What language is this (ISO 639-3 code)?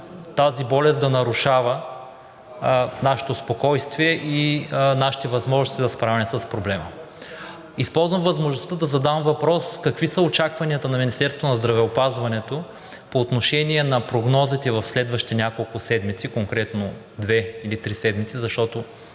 bul